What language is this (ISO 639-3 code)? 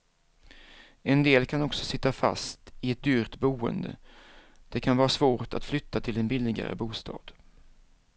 swe